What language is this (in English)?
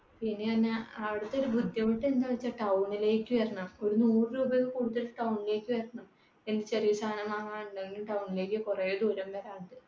Malayalam